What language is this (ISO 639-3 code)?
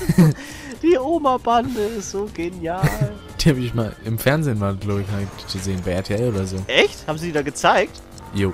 deu